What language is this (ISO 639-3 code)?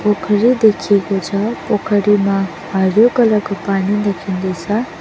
nep